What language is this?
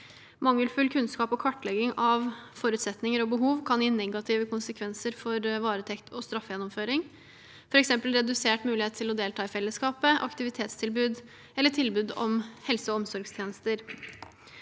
Norwegian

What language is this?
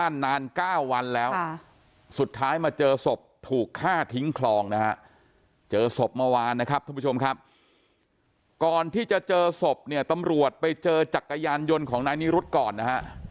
Thai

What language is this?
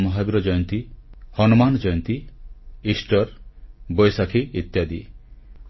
Odia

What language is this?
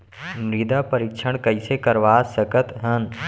Chhattisgarhi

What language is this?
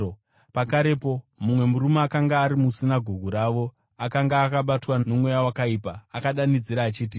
Shona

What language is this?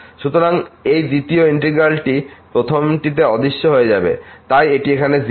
Bangla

